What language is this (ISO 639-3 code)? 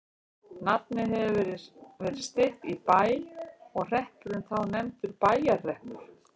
isl